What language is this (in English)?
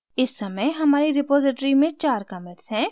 Hindi